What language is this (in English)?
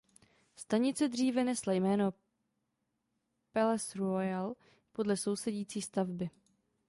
Czech